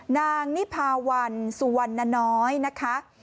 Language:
Thai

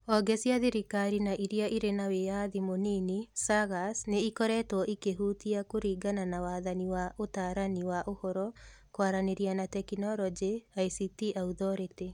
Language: Kikuyu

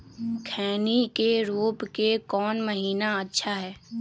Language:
Magahi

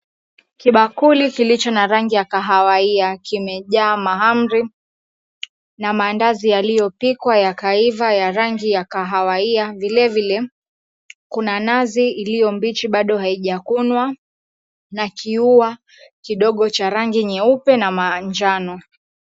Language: Swahili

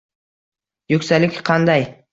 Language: Uzbek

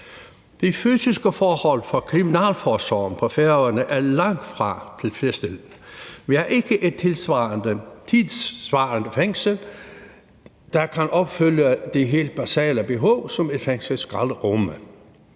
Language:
Danish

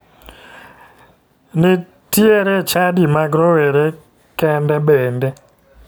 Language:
Luo (Kenya and Tanzania)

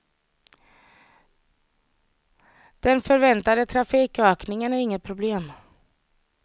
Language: Swedish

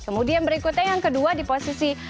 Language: Indonesian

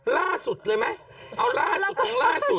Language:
Thai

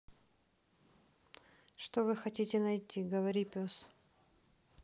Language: Russian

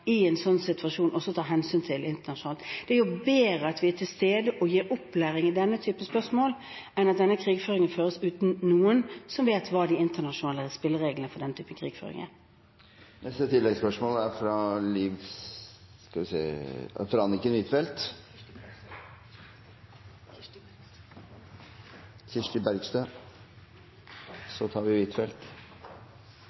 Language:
Norwegian Bokmål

